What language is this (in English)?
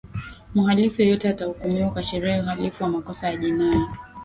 Swahili